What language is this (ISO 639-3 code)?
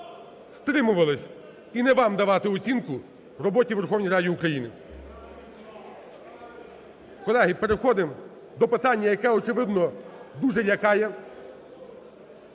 ukr